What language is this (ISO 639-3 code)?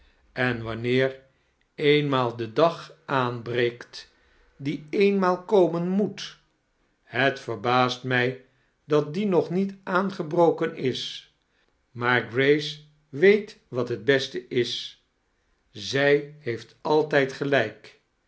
nld